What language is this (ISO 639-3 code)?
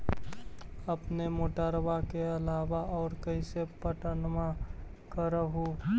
mag